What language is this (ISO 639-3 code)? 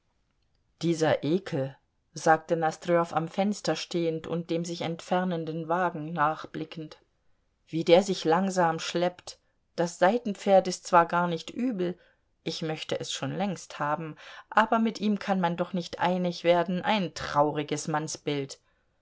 deu